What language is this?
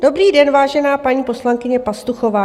Czech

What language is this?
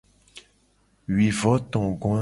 Gen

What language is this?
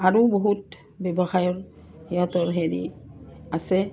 Assamese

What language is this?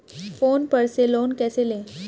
Hindi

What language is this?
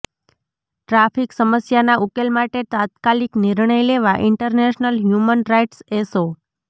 Gujarati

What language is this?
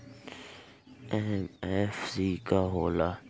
Bhojpuri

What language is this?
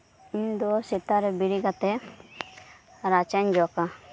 Santali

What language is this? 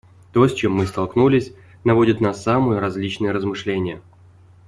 Russian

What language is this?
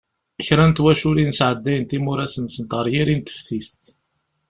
Kabyle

